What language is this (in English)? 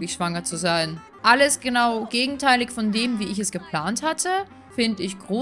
German